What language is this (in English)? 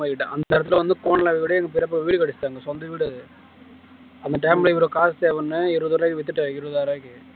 Tamil